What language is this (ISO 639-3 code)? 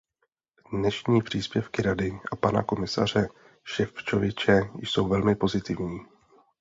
ces